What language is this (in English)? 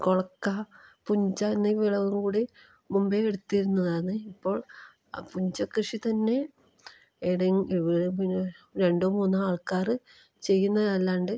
Malayalam